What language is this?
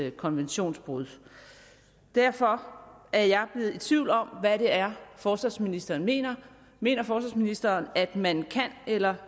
Danish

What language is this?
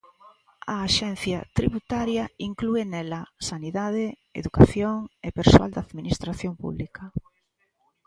Galician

